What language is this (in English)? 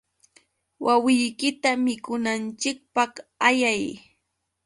Yauyos Quechua